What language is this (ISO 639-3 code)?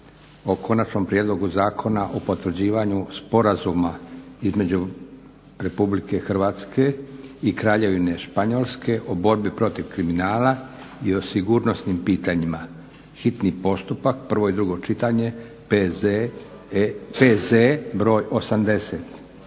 hrv